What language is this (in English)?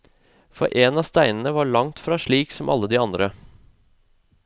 Norwegian